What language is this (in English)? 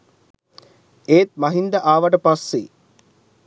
Sinhala